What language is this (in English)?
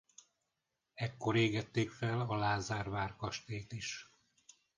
Hungarian